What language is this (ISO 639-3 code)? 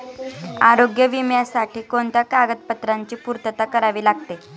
mar